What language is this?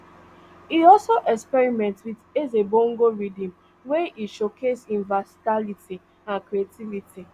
Nigerian Pidgin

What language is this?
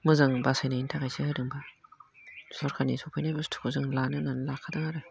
Bodo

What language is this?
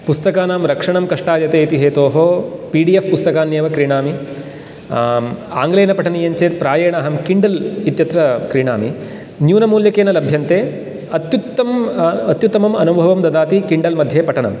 Sanskrit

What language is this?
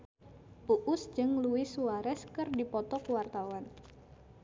Sundanese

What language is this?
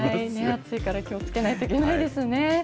Japanese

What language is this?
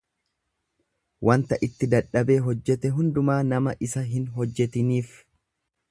Oromo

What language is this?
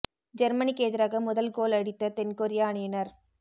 Tamil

